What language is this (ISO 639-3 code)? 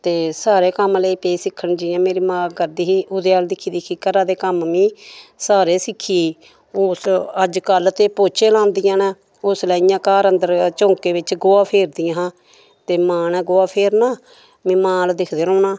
doi